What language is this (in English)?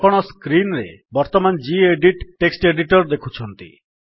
Odia